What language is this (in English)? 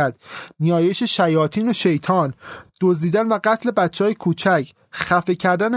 Persian